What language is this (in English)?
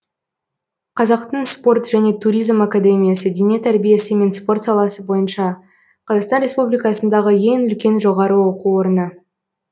Kazakh